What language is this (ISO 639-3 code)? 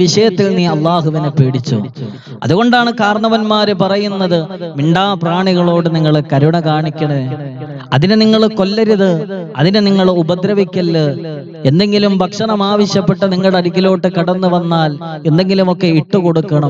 ara